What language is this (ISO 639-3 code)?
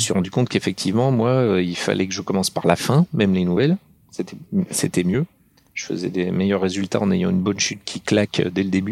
fra